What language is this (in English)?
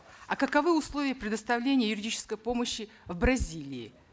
Kazakh